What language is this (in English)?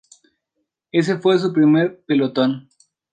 Spanish